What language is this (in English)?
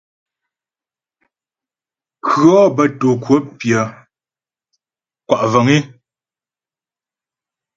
Ghomala